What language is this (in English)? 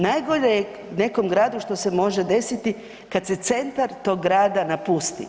Croatian